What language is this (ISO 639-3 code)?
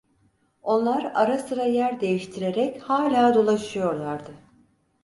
tur